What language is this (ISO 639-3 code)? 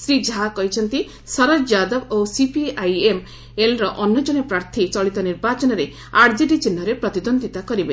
ori